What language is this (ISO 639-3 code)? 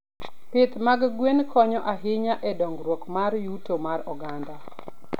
luo